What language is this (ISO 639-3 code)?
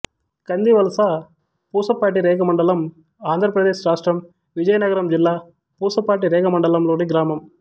tel